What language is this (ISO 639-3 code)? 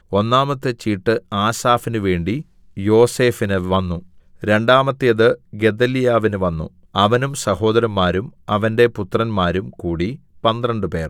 mal